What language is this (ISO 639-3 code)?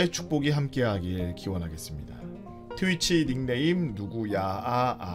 kor